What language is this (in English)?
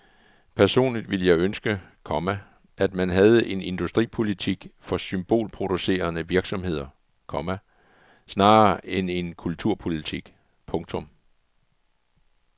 Danish